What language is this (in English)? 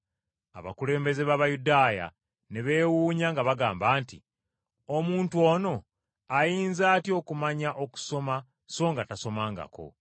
Ganda